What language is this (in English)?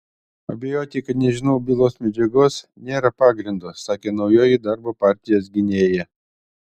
Lithuanian